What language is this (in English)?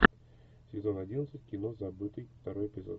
Russian